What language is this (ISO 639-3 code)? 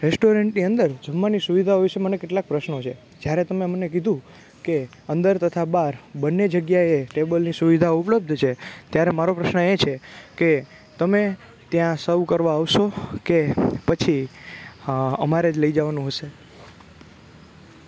guj